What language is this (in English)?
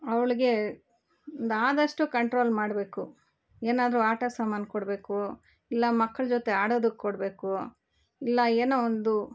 Kannada